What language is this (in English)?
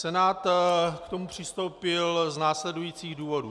Czech